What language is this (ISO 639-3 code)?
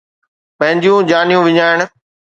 snd